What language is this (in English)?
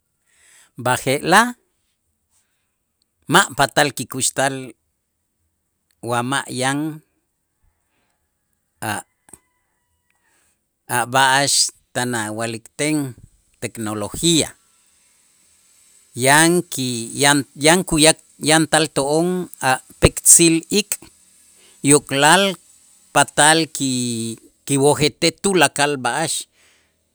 Itzá